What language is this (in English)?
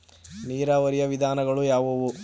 Kannada